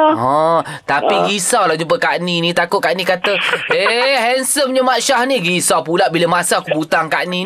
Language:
Malay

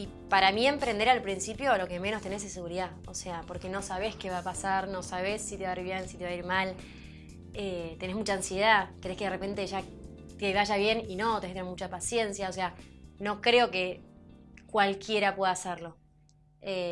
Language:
Spanish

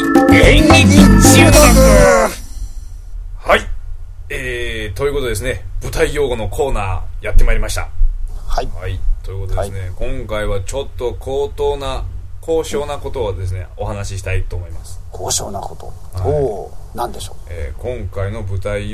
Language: Japanese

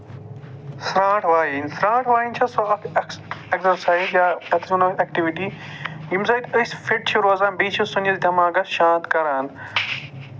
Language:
Kashmiri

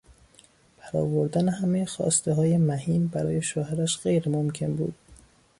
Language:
Persian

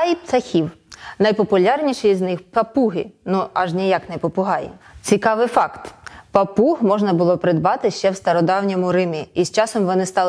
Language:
Ukrainian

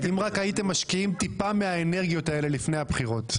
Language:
Hebrew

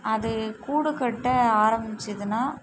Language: Tamil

